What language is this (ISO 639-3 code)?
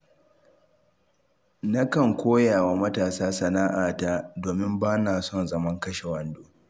hau